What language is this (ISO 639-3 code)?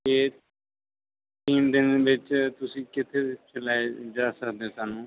pan